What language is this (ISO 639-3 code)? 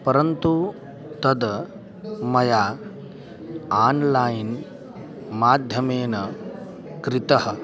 san